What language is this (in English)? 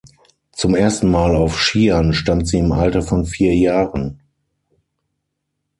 German